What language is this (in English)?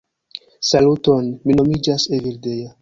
Esperanto